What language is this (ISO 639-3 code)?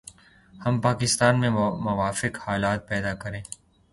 urd